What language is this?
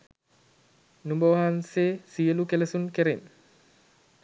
Sinhala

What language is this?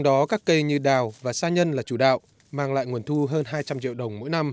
Vietnamese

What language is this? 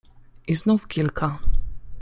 Polish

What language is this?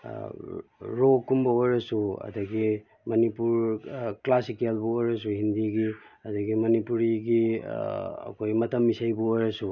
Manipuri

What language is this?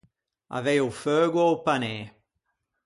Ligurian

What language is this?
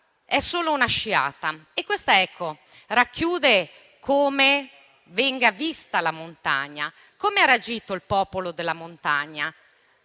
Italian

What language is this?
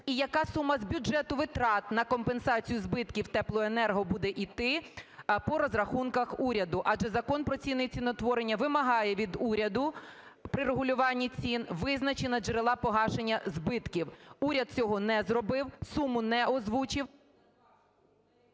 Ukrainian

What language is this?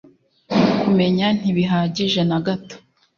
Kinyarwanda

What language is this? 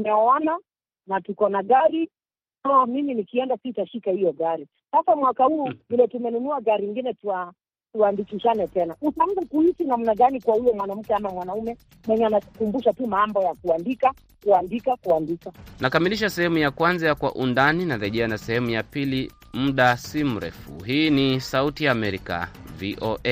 Swahili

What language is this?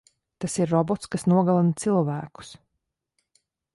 Latvian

